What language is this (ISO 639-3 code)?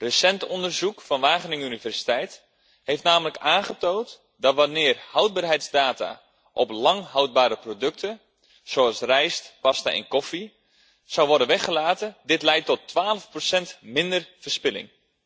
nld